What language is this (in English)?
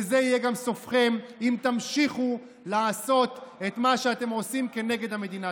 Hebrew